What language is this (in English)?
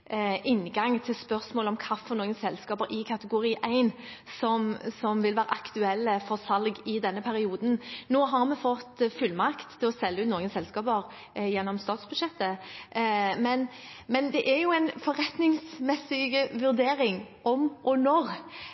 Norwegian Bokmål